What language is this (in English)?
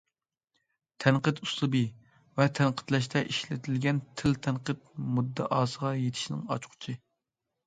Uyghur